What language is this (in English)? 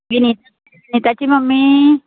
Konkani